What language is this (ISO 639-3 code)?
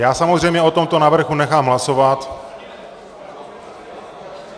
ces